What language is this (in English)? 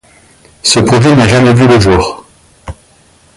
French